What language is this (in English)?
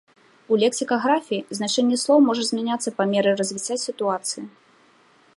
Belarusian